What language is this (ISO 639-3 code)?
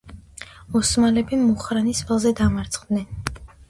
kat